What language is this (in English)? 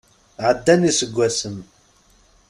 Kabyle